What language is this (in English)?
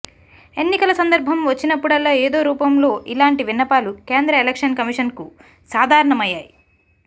Telugu